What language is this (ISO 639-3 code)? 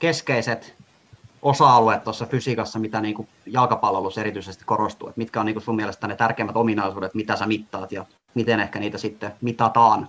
fin